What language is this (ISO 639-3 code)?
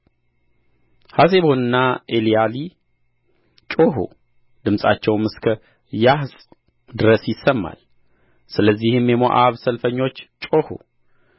amh